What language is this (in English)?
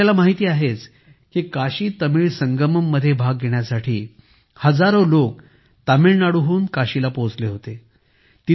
Marathi